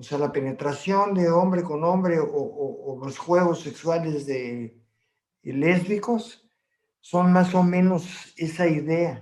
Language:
Spanish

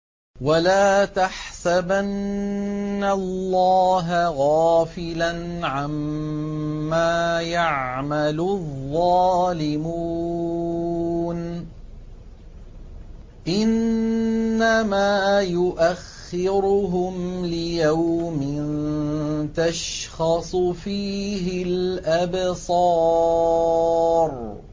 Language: Arabic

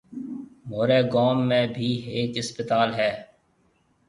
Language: Marwari (Pakistan)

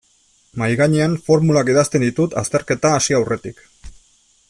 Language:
Basque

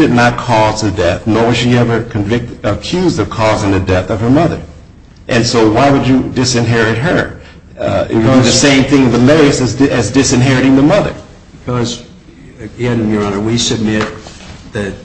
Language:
English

